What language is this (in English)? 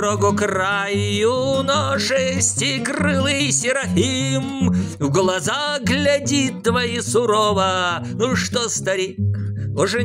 Russian